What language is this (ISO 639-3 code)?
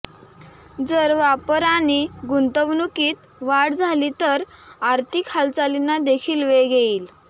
mar